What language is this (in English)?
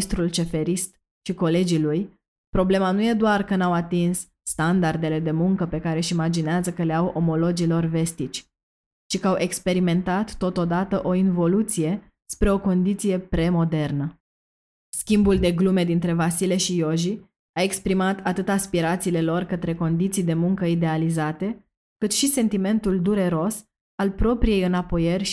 Romanian